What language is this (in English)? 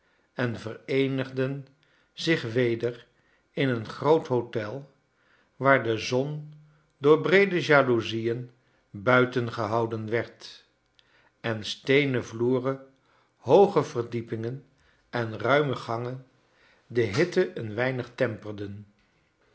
Dutch